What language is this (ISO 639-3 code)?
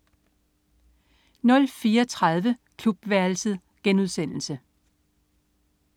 dan